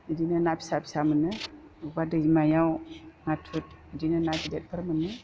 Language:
Bodo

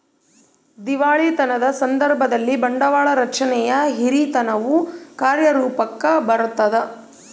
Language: Kannada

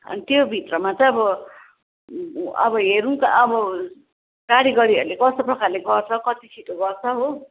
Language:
Nepali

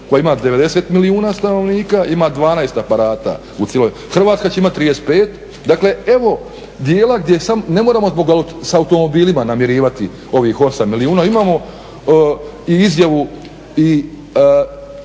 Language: Croatian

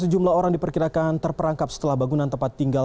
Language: Indonesian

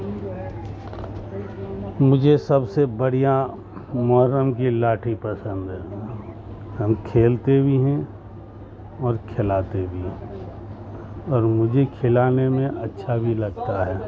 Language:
Urdu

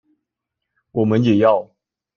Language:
Chinese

